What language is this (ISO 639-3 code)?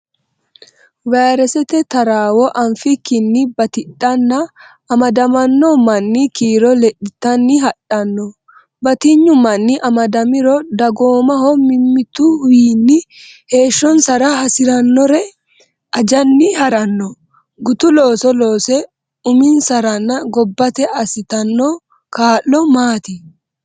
sid